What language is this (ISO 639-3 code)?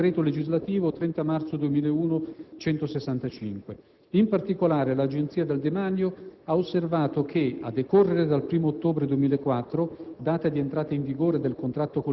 ita